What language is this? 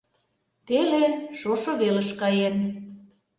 Mari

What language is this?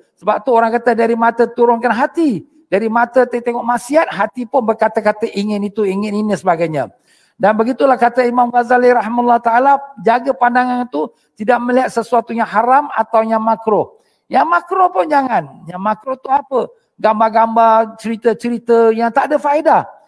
Malay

